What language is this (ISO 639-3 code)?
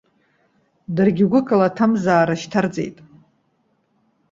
abk